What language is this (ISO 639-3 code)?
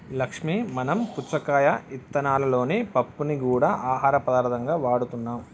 tel